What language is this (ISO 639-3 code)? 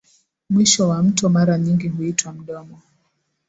swa